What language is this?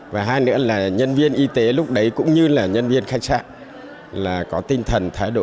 Vietnamese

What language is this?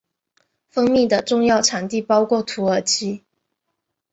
Chinese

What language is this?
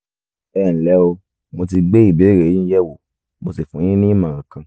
Yoruba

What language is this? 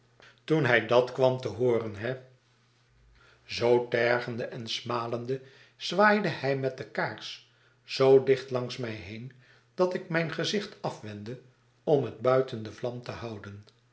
Dutch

